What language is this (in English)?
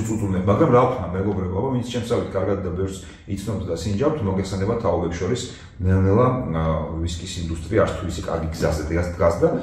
Romanian